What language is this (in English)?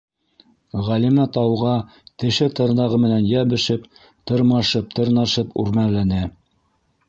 Bashkir